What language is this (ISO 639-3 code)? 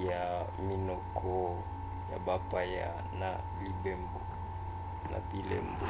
lin